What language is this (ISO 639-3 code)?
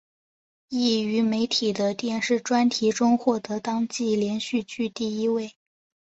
zho